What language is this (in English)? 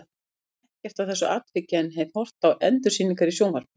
Icelandic